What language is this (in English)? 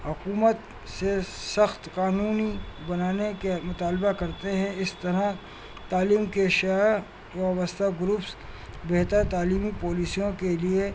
Urdu